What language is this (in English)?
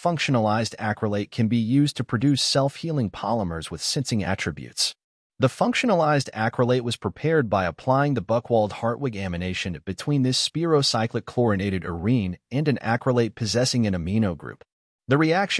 English